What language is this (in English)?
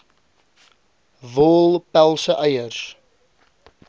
Afrikaans